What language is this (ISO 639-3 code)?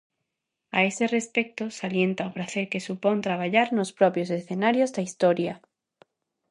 glg